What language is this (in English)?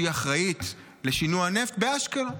Hebrew